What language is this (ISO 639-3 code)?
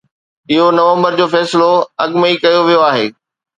snd